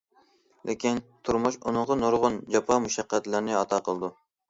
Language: Uyghur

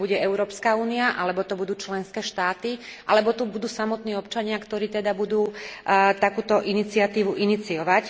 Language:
Slovak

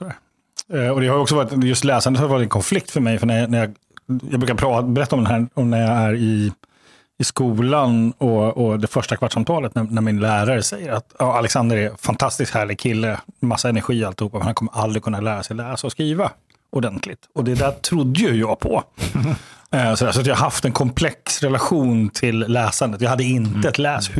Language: Swedish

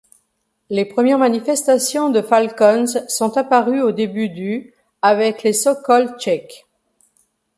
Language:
French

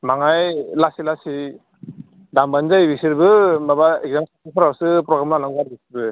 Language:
Bodo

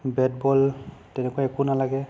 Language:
Assamese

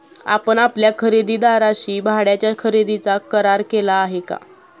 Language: Marathi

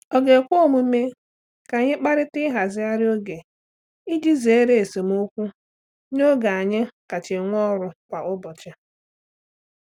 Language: Igbo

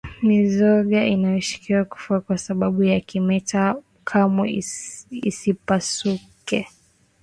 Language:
Swahili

